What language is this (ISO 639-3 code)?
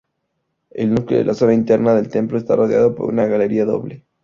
spa